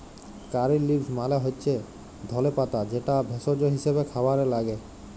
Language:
Bangla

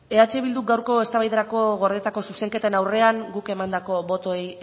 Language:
Basque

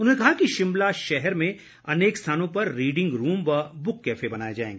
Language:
Hindi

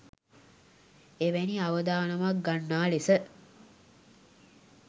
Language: Sinhala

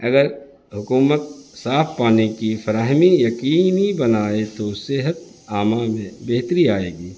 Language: Urdu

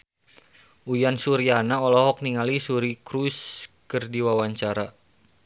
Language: Sundanese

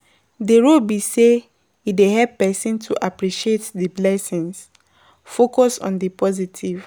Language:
Nigerian Pidgin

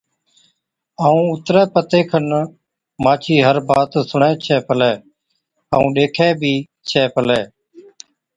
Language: Od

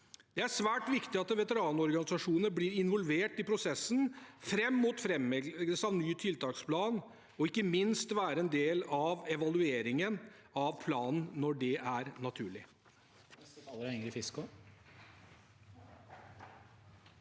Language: Norwegian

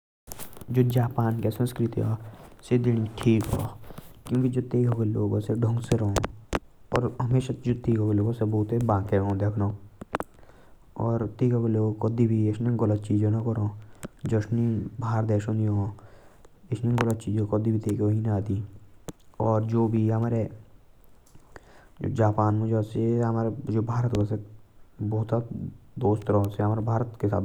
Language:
Jaunsari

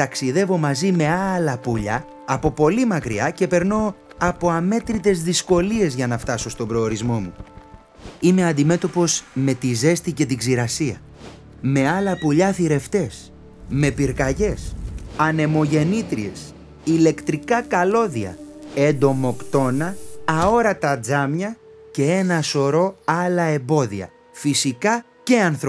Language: Greek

